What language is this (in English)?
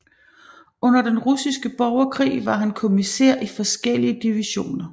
Danish